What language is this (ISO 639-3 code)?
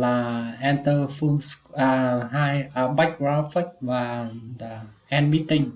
vie